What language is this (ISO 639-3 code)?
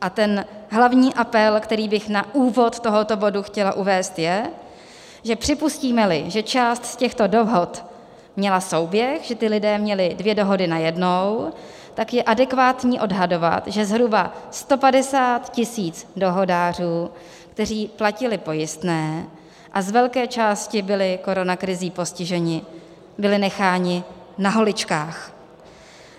ces